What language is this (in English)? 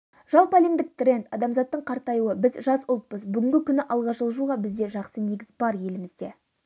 Kazakh